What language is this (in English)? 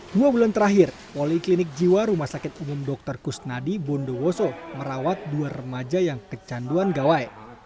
Indonesian